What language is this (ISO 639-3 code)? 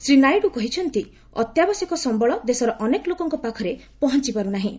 ori